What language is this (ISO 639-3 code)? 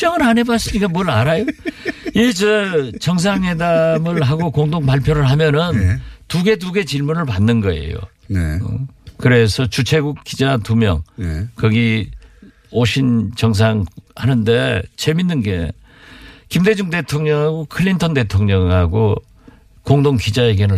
kor